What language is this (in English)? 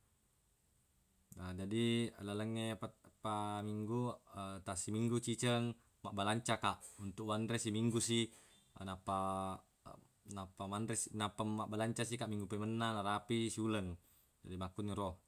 Buginese